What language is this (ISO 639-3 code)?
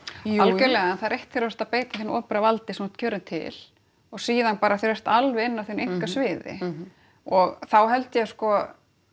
isl